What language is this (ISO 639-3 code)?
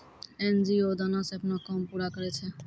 mai